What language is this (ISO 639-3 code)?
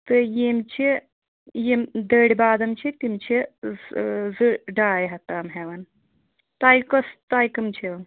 kas